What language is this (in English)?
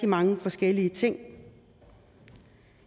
Danish